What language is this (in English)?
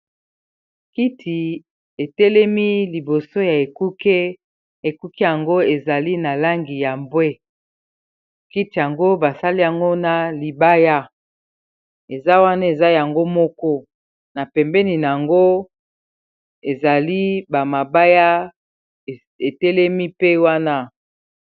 Lingala